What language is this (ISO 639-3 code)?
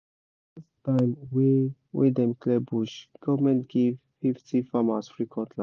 pcm